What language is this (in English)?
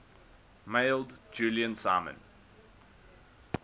English